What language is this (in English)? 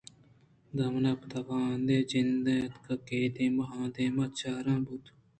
Eastern Balochi